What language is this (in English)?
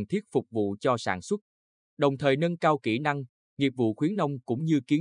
Vietnamese